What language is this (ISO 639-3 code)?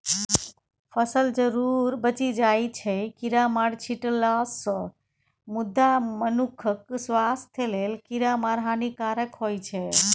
mai